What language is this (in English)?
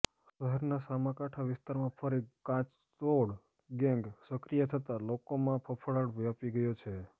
Gujarati